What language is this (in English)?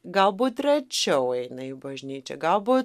Lithuanian